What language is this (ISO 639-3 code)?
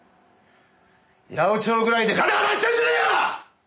jpn